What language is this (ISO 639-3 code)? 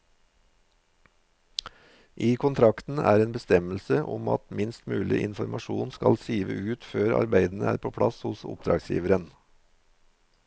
nor